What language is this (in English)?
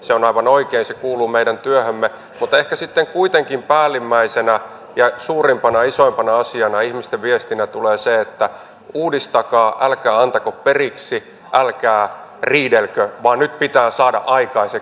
Finnish